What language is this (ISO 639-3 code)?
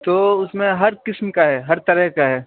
urd